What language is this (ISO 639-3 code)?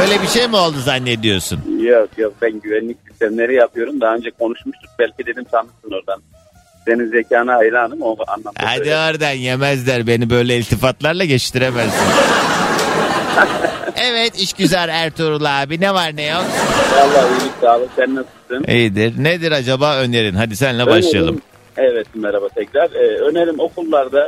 tur